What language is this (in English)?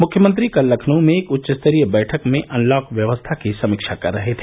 Hindi